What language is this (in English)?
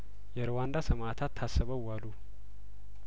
Amharic